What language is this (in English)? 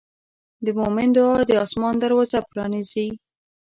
Pashto